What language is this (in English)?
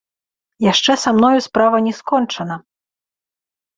Belarusian